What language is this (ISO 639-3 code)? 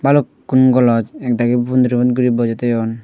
ccp